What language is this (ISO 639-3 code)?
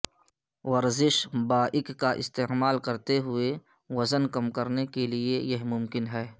urd